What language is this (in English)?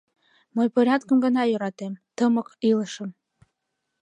Mari